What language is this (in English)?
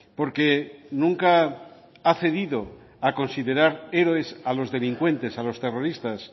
Spanish